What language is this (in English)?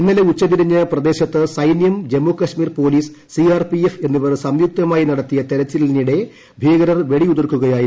Malayalam